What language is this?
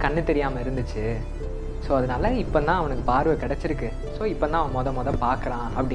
Tamil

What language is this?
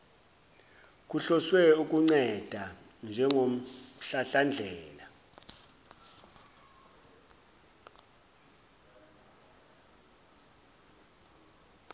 Zulu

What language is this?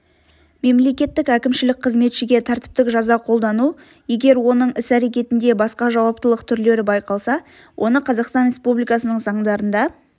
Kazakh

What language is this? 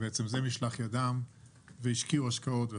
Hebrew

